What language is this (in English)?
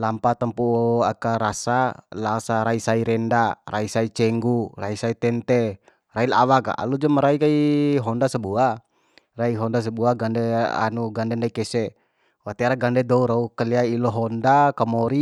Bima